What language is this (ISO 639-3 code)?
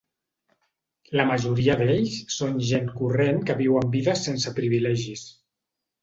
cat